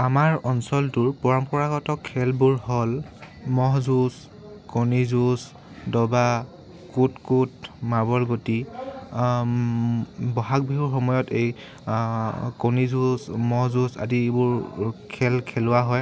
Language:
Assamese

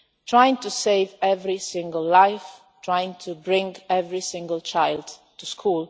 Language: English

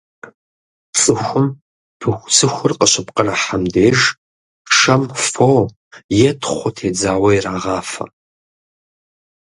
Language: Kabardian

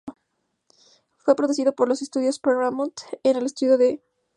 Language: Spanish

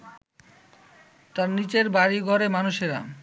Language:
Bangla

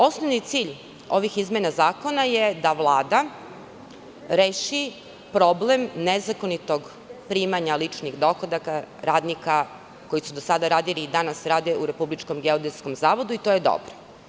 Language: Serbian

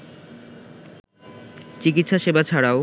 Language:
Bangla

